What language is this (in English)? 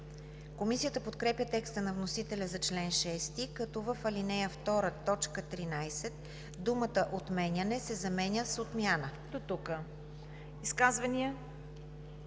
Bulgarian